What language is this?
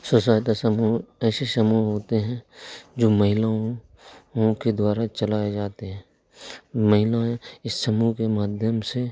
Hindi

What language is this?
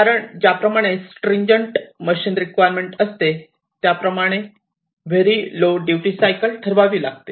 Marathi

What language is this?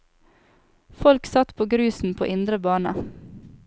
Norwegian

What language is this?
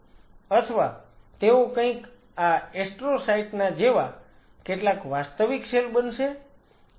Gujarati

